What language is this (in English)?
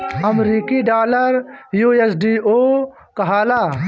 Bhojpuri